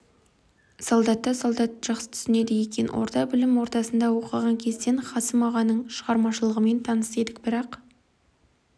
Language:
Kazakh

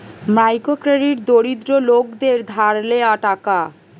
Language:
Bangla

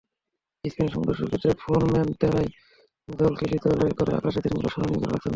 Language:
Bangla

